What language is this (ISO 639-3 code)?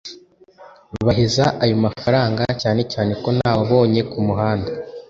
kin